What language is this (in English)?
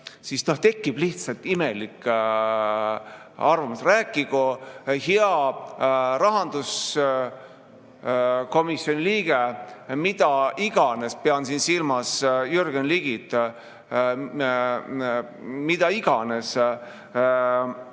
Estonian